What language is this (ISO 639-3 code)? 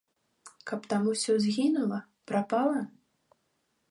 bel